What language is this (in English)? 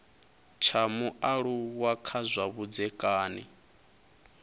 Venda